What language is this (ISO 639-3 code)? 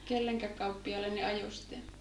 fin